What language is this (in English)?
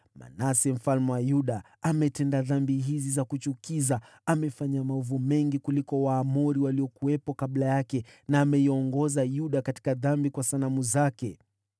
Swahili